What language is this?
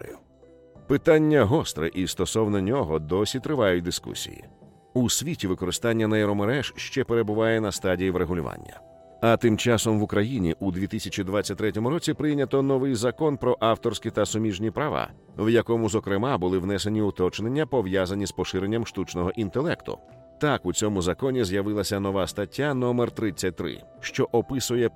Ukrainian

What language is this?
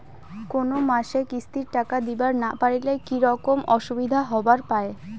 Bangla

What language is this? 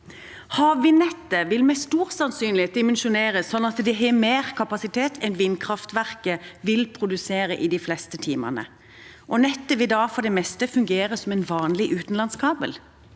Norwegian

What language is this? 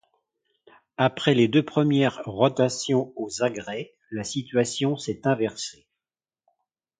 French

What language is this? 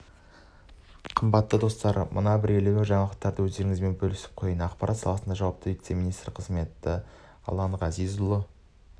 Kazakh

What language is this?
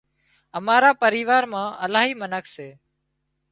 Wadiyara Koli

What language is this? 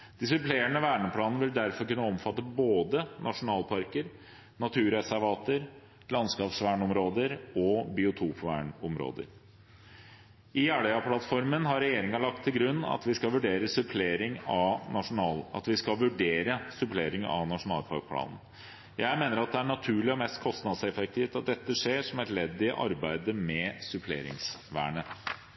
Norwegian Bokmål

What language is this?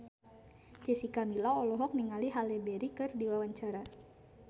Sundanese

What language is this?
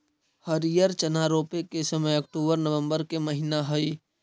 Magahi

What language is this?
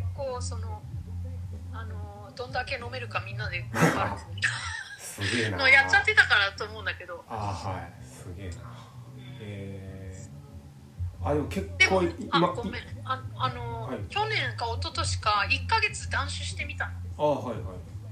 Japanese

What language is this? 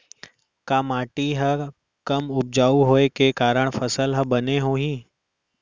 Chhattisgarhi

